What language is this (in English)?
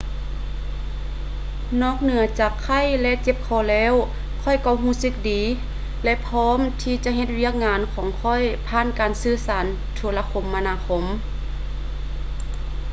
Lao